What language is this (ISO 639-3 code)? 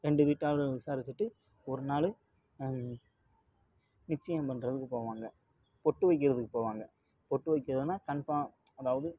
tam